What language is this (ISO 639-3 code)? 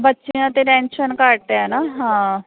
pan